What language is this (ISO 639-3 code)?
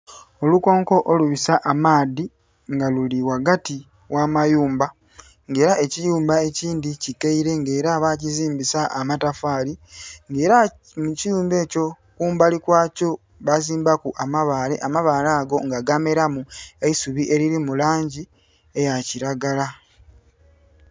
xog